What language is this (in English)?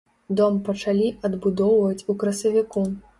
Belarusian